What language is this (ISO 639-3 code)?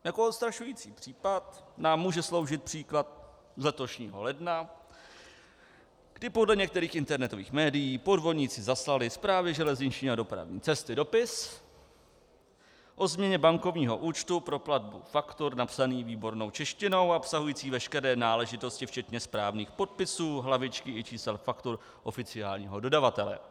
ces